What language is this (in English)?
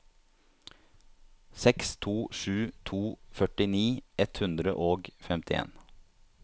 Norwegian